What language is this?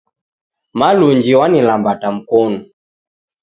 Taita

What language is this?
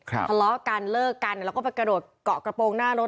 Thai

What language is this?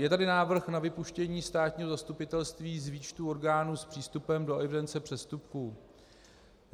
Czech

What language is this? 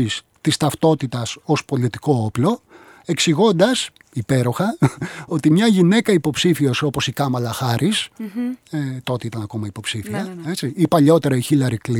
Greek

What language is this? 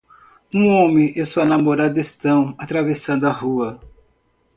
Portuguese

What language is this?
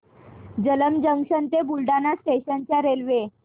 Marathi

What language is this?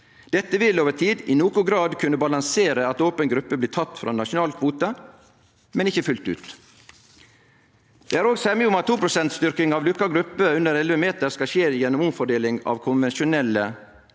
Norwegian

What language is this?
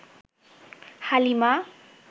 Bangla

